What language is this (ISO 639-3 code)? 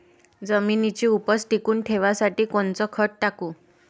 mar